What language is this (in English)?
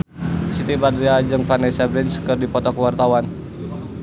Sundanese